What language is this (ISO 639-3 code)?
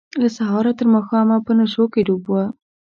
pus